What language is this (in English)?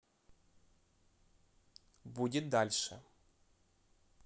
Russian